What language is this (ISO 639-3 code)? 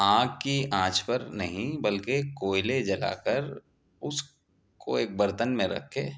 urd